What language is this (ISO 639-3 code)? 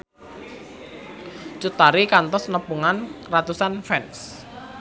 sun